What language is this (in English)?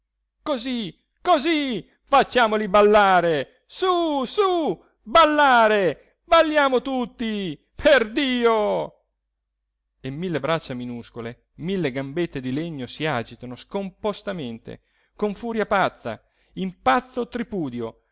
Italian